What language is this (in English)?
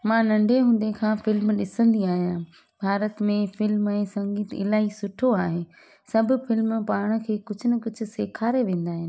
Sindhi